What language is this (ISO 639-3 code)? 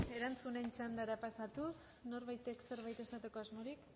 eus